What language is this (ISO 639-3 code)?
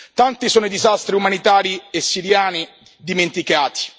ita